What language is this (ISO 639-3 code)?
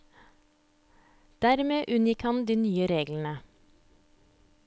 nor